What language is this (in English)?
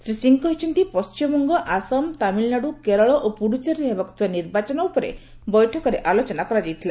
Odia